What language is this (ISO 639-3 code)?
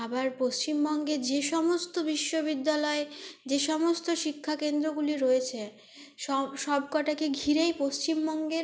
ben